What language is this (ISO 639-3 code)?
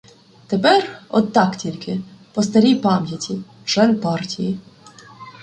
ukr